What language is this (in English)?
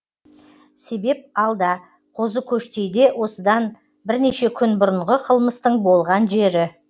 Kazakh